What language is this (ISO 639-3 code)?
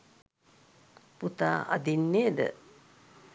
sin